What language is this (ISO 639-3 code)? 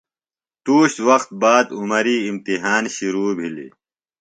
phl